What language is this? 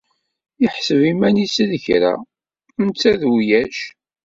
Kabyle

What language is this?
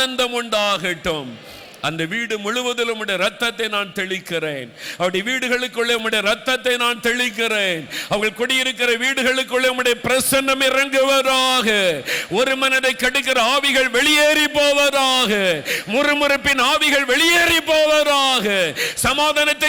Tamil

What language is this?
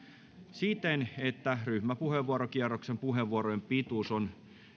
Finnish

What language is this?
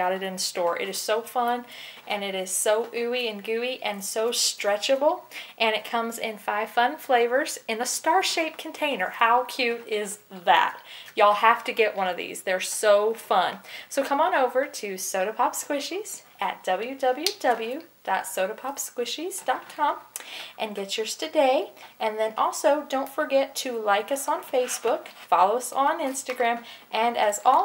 English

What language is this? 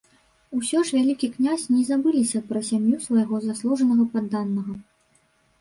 Belarusian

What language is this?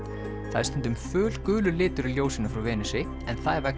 Icelandic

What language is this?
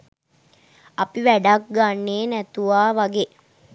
Sinhala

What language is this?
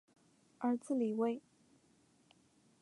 Chinese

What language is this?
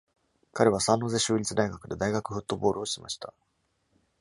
Japanese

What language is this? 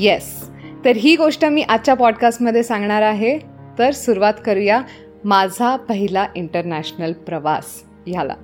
Marathi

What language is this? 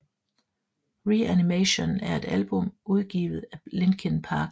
Danish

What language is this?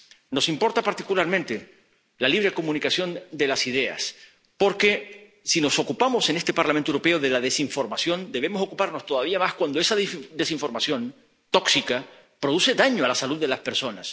Spanish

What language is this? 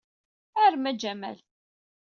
Kabyle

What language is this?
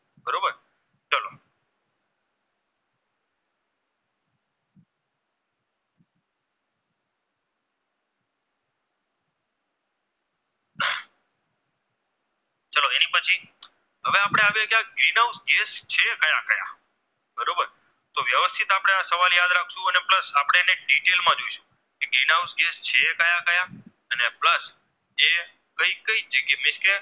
Gujarati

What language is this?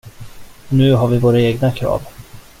Swedish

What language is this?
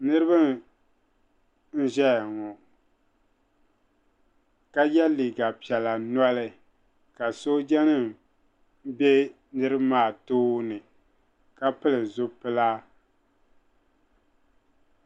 Dagbani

